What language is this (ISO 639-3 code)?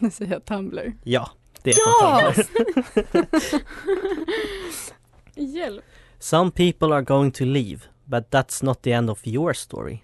swe